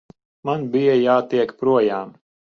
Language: Latvian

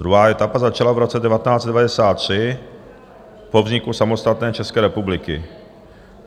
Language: Czech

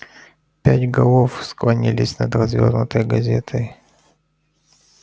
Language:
Russian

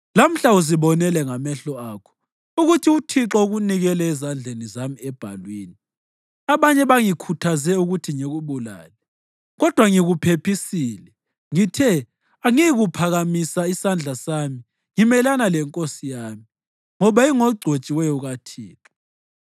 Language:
North Ndebele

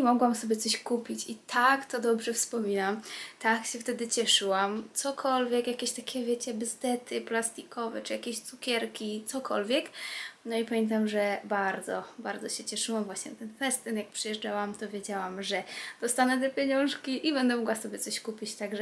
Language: Polish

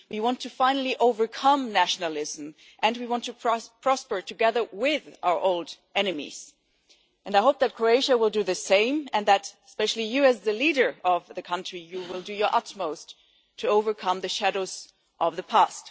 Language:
English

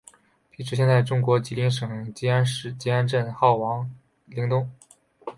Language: Chinese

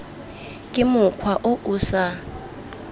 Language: Tswana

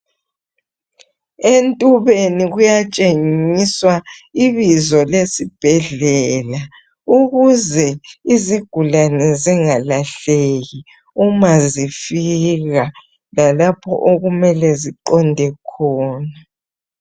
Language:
North Ndebele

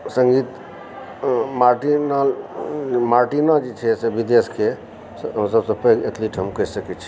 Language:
Maithili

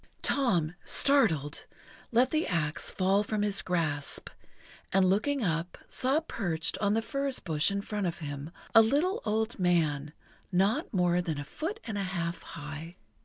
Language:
English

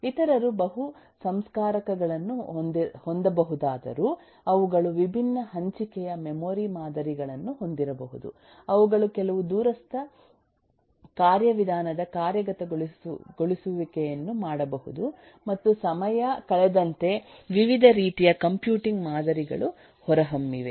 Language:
Kannada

